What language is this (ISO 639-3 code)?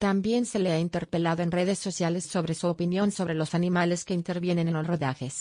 spa